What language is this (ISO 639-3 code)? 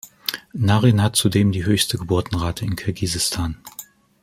deu